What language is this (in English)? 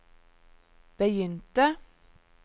Norwegian